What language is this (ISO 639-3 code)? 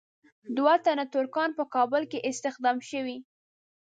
pus